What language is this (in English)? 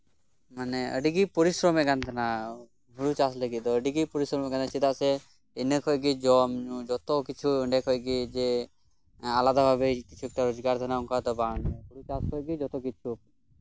Santali